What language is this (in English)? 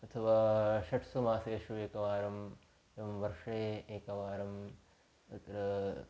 Sanskrit